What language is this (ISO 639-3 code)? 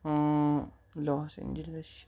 kas